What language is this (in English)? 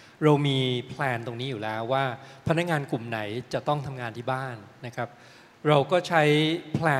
Thai